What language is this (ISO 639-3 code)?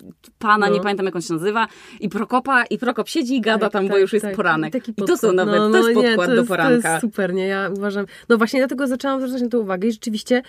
pol